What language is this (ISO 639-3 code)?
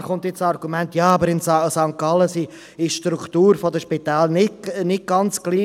gsw